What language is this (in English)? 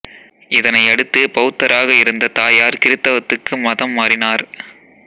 Tamil